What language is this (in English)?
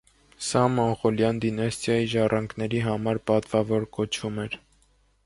Armenian